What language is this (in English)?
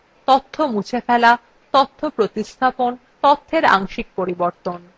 Bangla